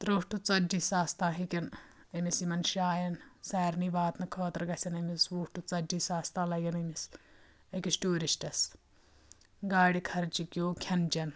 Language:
Kashmiri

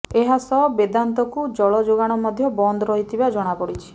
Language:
Odia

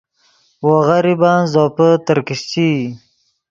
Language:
Yidgha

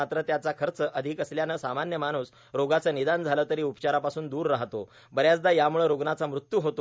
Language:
Marathi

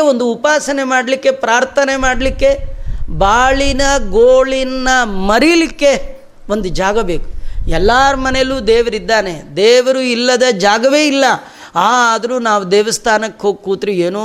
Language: Kannada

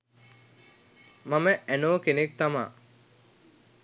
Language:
Sinhala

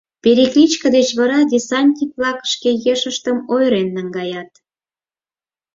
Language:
Mari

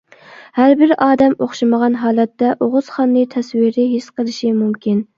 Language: Uyghur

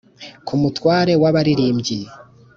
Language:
Kinyarwanda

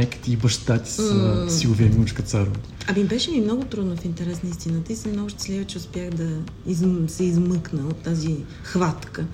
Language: Bulgarian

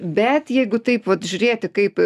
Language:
Lithuanian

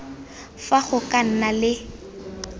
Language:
Tswana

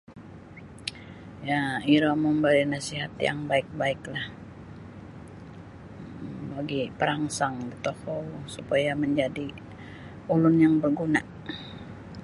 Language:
Sabah Bisaya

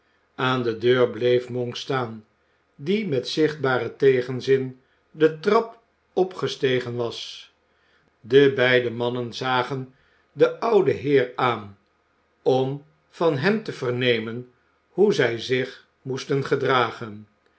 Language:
Dutch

